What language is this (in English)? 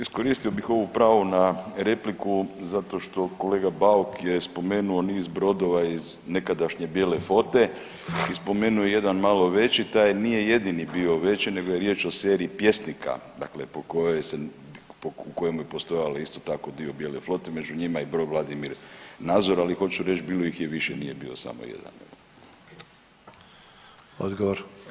Croatian